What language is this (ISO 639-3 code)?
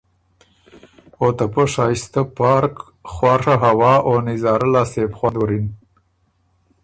oru